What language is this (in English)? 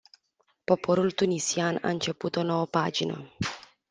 Romanian